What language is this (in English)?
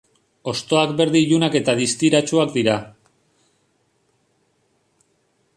Basque